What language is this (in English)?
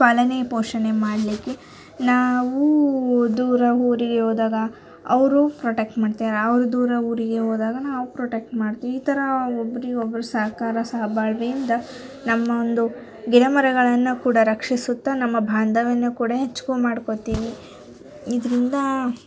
Kannada